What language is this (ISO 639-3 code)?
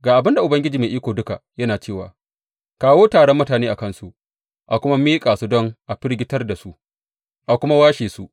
hau